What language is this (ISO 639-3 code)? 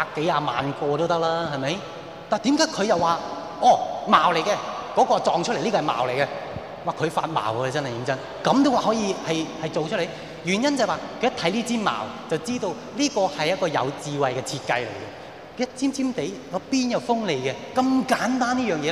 zho